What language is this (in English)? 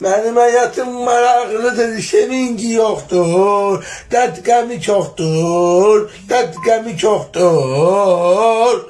Azerbaijani